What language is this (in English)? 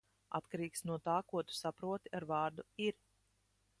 Latvian